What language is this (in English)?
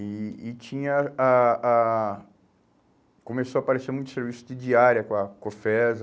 Portuguese